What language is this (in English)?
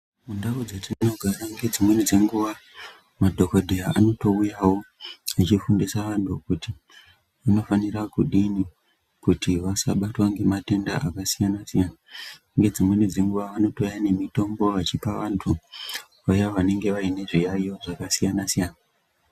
Ndau